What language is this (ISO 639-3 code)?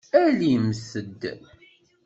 kab